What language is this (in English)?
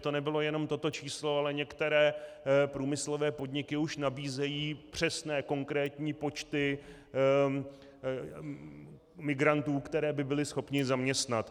Czech